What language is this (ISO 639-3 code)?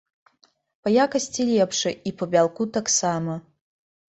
bel